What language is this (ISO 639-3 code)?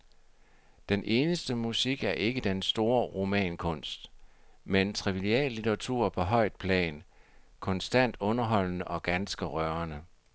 dan